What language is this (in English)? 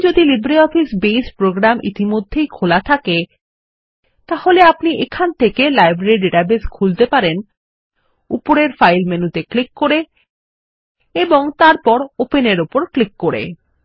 Bangla